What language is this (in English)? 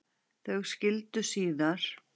Icelandic